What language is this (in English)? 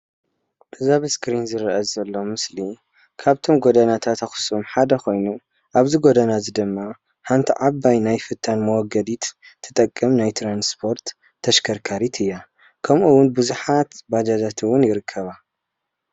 Tigrinya